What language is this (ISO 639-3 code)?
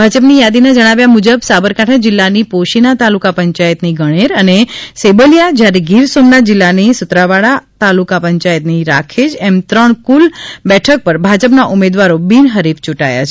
guj